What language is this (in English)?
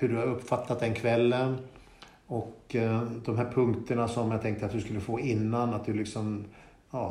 Swedish